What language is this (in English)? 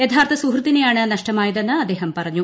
Malayalam